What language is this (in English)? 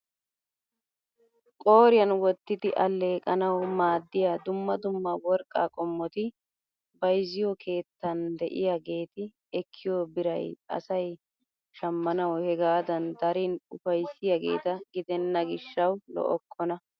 Wolaytta